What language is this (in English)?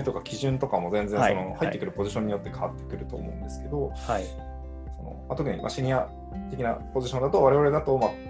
Japanese